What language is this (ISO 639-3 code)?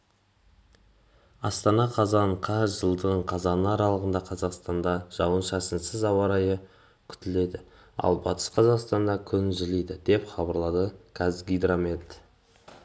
kaz